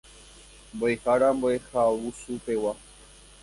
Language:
Guarani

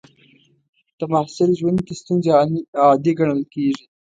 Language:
Pashto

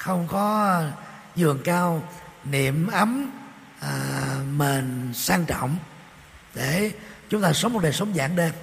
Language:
Vietnamese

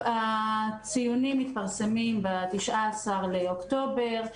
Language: Hebrew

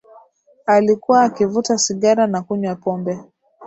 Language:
Swahili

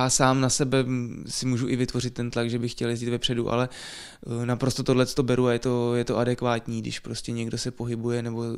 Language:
Czech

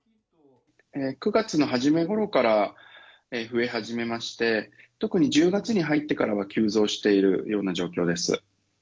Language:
Japanese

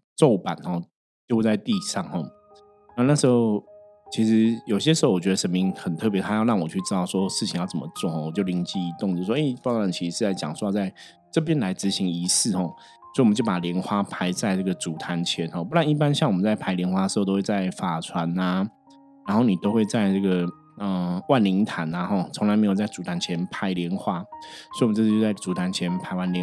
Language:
Chinese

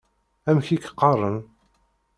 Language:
Kabyle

